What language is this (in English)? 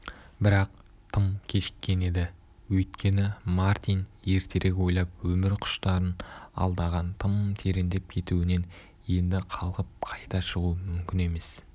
Kazakh